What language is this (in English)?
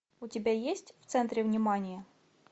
Russian